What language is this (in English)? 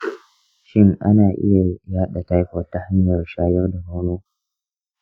Hausa